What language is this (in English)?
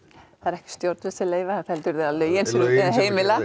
Icelandic